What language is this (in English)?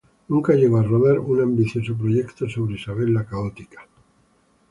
Spanish